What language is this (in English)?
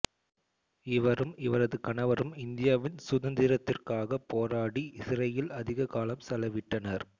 Tamil